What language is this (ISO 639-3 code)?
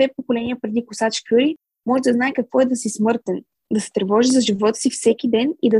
bul